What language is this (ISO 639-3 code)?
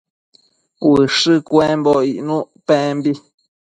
mcf